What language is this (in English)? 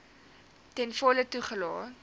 Afrikaans